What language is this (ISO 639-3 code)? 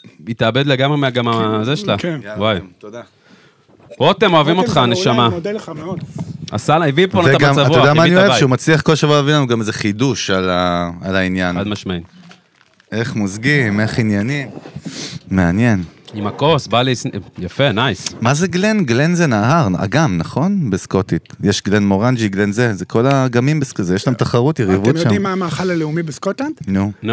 heb